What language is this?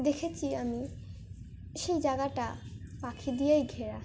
Bangla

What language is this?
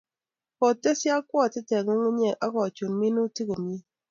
Kalenjin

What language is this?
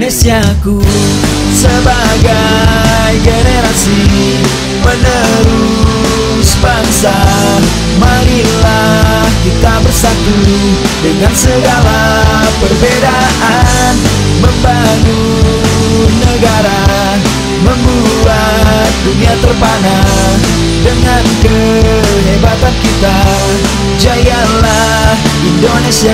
Indonesian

